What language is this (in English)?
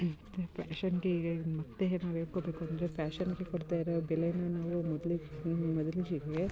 Kannada